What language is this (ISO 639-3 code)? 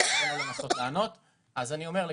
heb